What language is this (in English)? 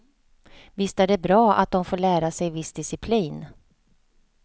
Swedish